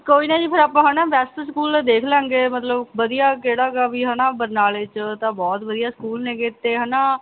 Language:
Punjabi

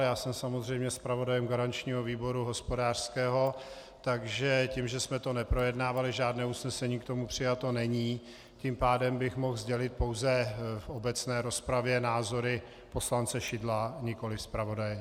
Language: Czech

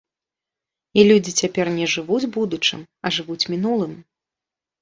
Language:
Belarusian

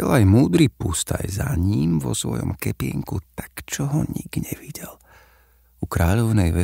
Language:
Slovak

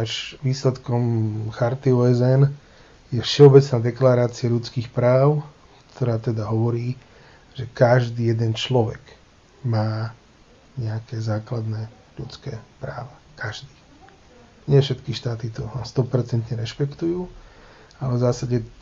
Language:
Slovak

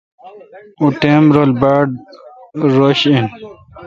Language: Kalkoti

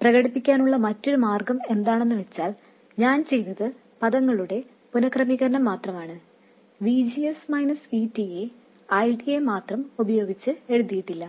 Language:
Malayalam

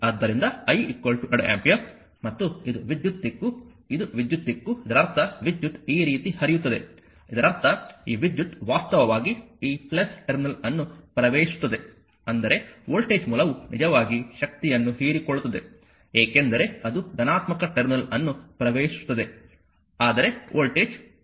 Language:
Kannada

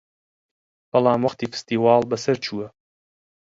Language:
Central Kurdish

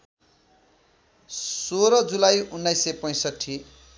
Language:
Nepali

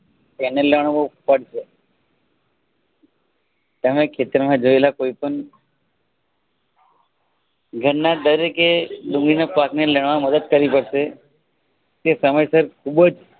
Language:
Gujarati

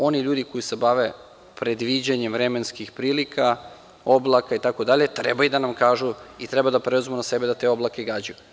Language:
Serbian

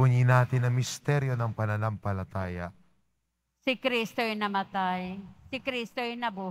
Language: Filipino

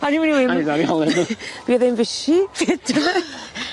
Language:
Welsh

